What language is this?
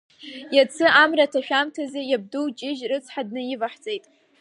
Abkhazian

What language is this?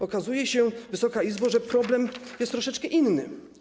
Polish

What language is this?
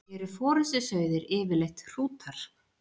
Icelandic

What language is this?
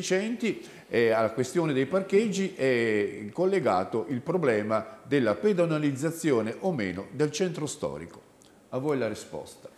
Italian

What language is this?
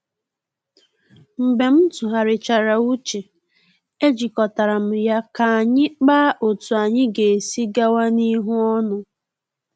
Igbo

